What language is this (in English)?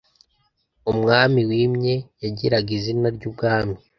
Kinyarwanda